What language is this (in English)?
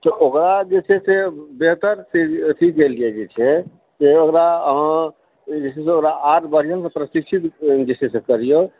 Maithili